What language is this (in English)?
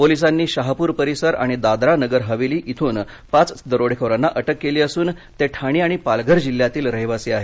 Marathi